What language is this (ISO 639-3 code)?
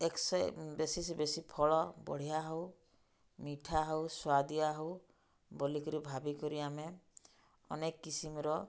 ori